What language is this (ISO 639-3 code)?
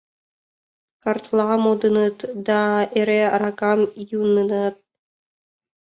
chm